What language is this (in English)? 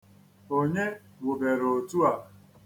Igbo